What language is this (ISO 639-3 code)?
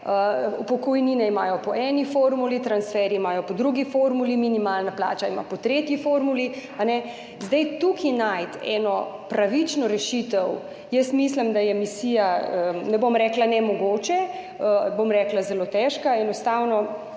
slv